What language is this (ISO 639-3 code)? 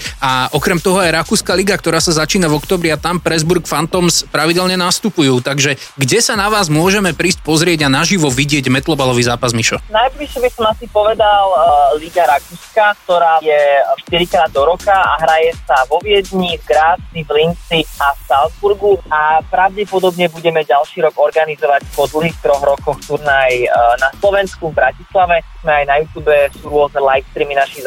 slk